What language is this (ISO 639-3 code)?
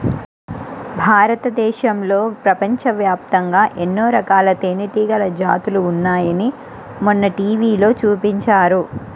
tel